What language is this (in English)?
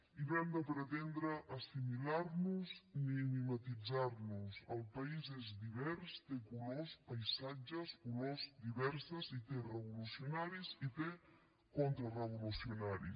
Catalan